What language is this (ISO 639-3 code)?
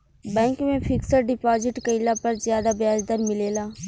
bho